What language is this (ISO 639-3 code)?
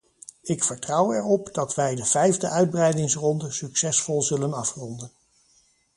nld